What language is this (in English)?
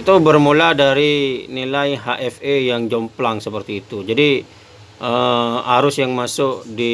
Indonesian